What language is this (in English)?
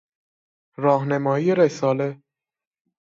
Persian